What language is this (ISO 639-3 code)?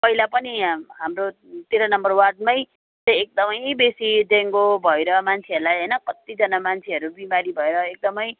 nep